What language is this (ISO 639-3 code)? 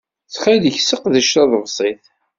kab